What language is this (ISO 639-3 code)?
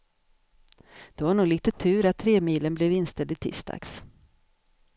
swe